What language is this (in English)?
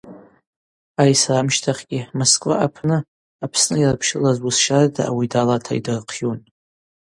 Abaza